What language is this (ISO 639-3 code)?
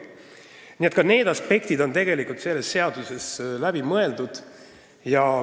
est